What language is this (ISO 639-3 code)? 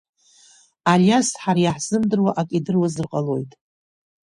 abk